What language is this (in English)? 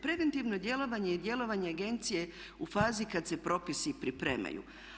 Croatian